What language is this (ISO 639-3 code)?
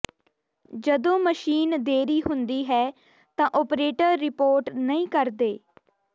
pan